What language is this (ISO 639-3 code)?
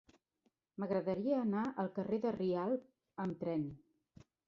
cat